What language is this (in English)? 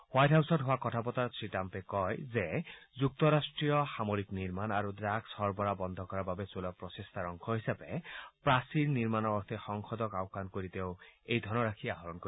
Assamese